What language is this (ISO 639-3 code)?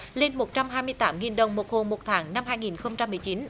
vie